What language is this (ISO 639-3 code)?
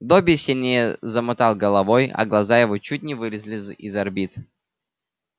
rus